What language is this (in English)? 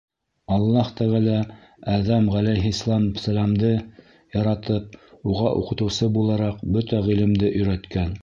Bashkir